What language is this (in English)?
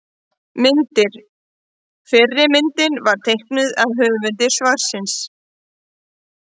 Icelandic